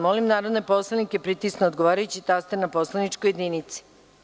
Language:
Serbian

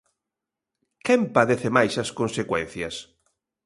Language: Galician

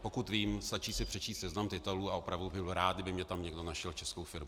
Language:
Czech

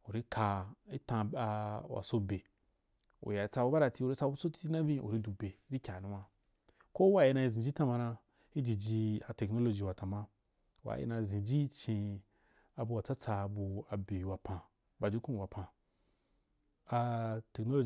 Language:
Wapan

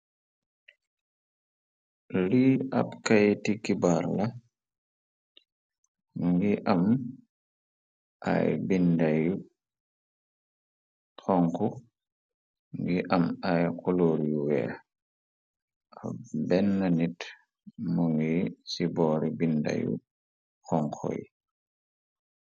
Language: Wolof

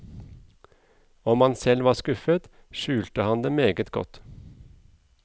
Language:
Norwegian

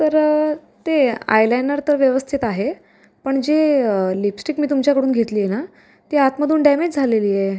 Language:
Marathi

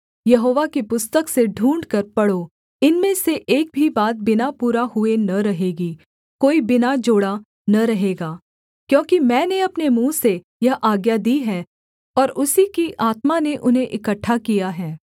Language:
Hindi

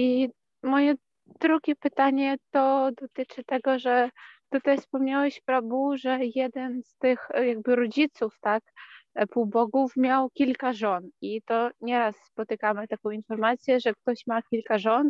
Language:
Polish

